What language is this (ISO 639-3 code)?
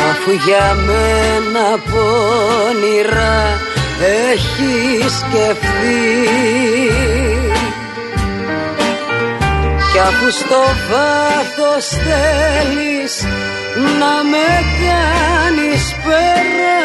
ell